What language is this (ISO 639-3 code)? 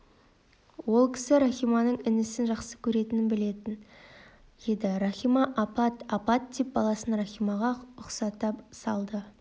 kaz